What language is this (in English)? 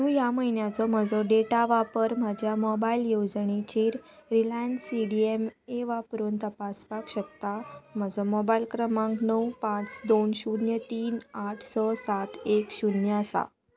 Konkani